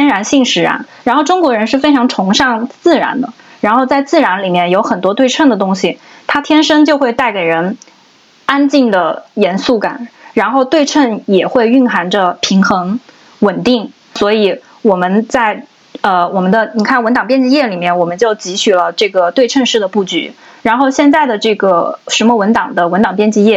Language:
Chinese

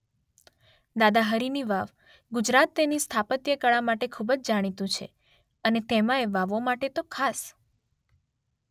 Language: Gujarati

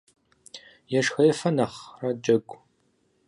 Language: Kabardian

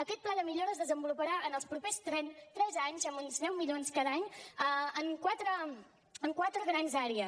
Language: Catalan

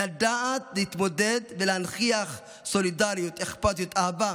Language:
Hebrew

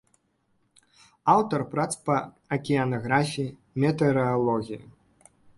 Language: Belarusian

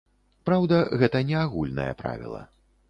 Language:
Belarusian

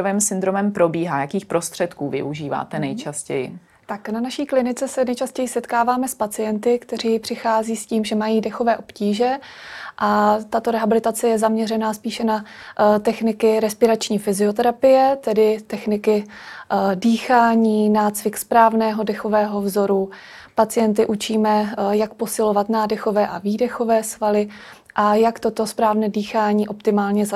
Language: Czech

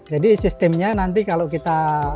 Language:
Indonesian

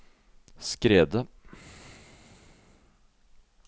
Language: Norwegian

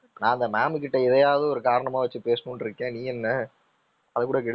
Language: Tamil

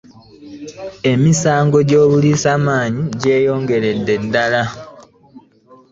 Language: Ganda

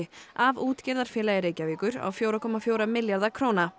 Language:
Icelandic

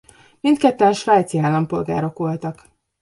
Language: Hungarian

